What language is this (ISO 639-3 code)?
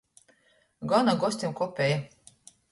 ltg